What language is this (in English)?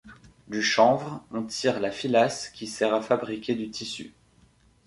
French